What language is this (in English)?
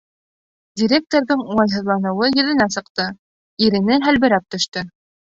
Bashkir